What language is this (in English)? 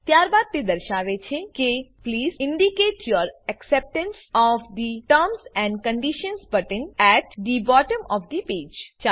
Gujarati